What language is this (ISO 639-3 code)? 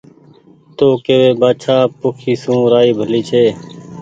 gig